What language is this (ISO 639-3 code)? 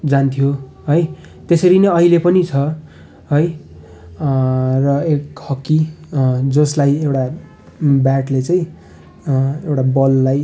nep